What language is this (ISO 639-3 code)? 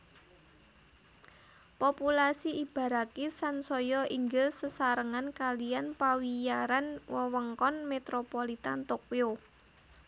jav